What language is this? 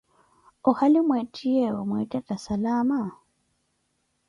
Koti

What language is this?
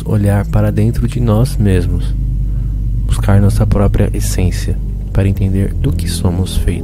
Portuguese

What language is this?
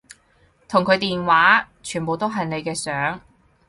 Cantonese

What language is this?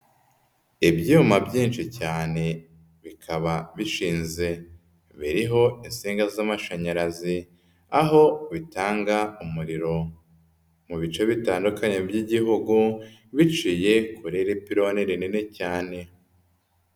Kinyarwanda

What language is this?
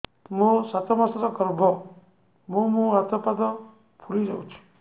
Odia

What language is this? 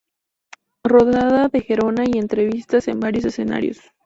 Spanish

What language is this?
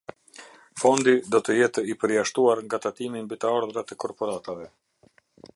Albanian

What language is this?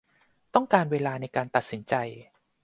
Thai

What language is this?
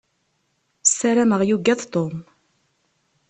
Kabyle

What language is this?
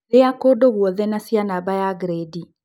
Kikuyu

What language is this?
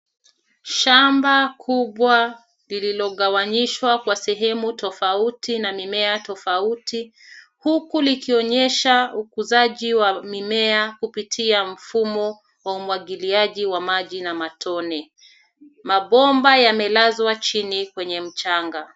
Swahili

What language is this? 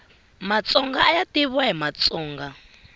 Tsonga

